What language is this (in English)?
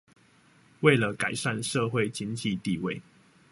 Chinese